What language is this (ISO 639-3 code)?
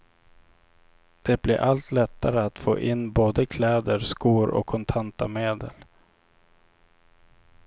swe